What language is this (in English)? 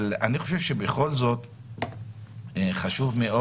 Hebrew